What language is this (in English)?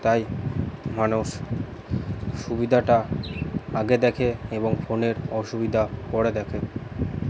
Bangla